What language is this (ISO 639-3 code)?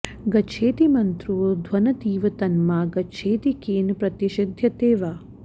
san